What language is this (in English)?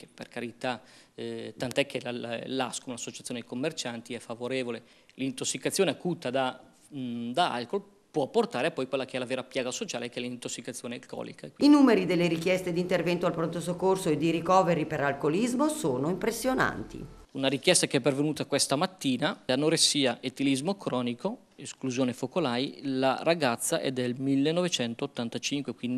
Italian